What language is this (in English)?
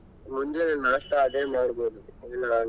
Kannada